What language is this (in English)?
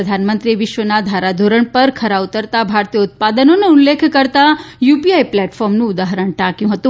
Gujarati